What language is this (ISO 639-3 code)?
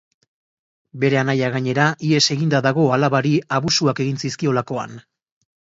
eus